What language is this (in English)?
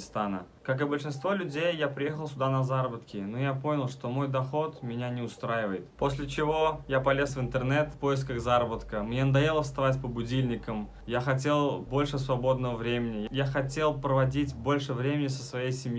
Russian